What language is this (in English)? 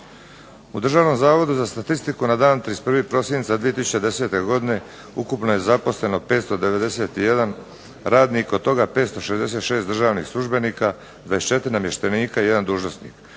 Croatian